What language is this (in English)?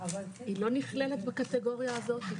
Hebrew